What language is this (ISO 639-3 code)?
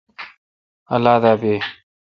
xka